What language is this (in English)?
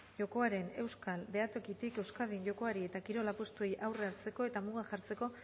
Basque